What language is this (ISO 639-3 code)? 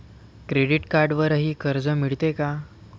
mar